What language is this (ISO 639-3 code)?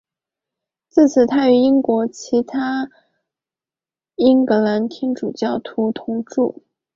zho